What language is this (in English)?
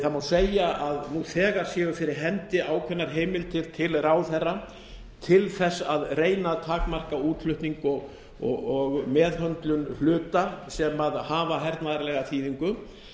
Icelandic